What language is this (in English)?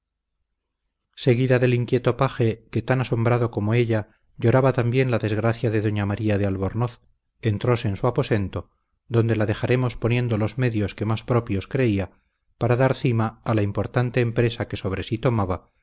Spanish